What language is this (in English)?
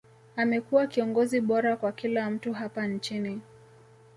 Swahili